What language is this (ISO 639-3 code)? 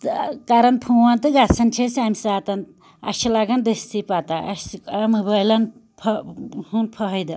kas